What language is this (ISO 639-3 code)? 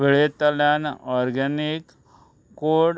kok